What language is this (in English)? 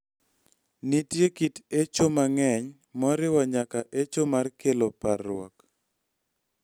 Luo (Kenya and Tanzania)